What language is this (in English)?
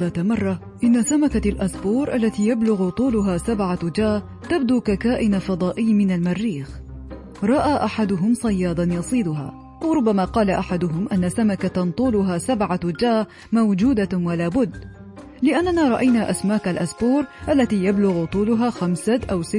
Arabic